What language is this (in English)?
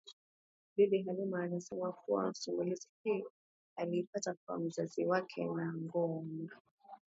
Swahili